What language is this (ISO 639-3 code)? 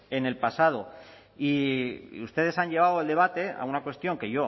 spa